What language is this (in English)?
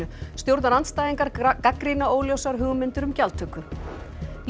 Icelandic